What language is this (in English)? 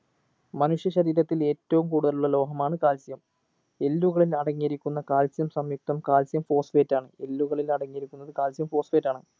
Malayalam